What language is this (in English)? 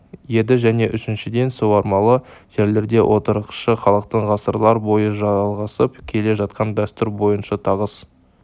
Kazakh